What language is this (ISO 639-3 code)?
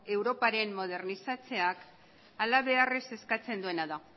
eus